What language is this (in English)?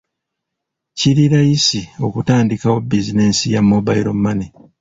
Ganda